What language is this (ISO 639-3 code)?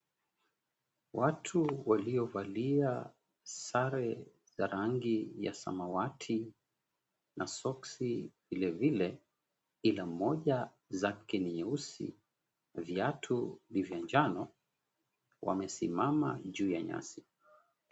swa